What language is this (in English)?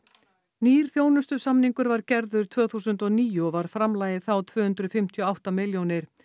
Icelandic